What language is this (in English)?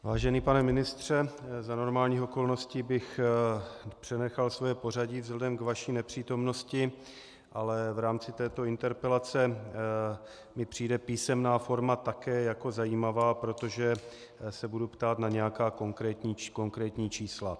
Czech